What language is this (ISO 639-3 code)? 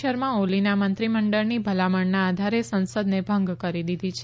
guj